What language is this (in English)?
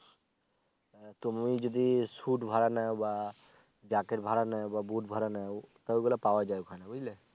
Bangla